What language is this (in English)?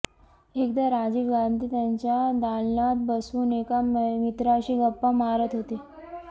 Marathi